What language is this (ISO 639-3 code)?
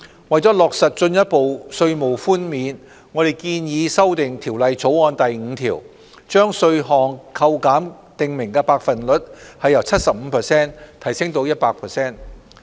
yue